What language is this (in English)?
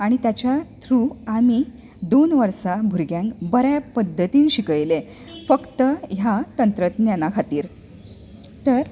Konkani